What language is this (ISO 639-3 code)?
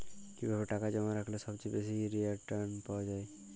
ben